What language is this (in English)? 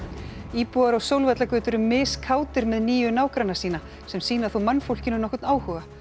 Icelandic